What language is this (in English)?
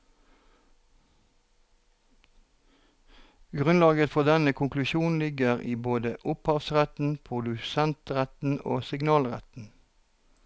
Norwegian